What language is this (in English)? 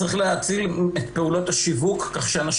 Hebrew